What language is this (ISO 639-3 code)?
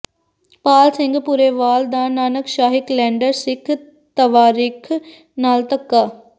pan